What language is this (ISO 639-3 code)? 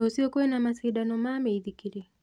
kik